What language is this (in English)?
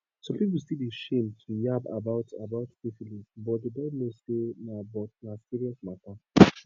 Nigerian Pidgin